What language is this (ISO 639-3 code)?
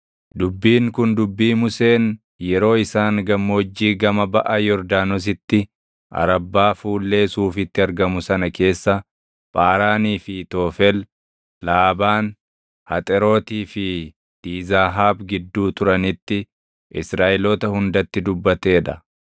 orm